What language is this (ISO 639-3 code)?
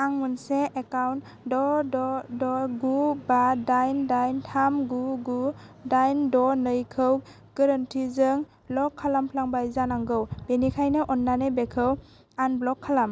brx